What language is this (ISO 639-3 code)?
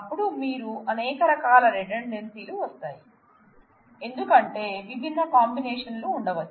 tel